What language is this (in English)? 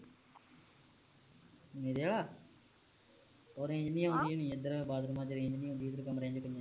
Punjabi